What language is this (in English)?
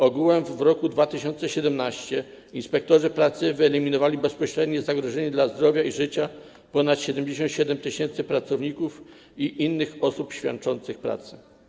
Polish